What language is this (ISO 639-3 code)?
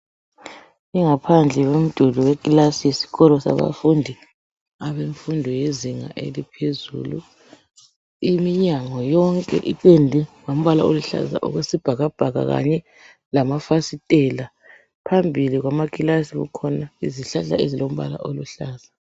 nde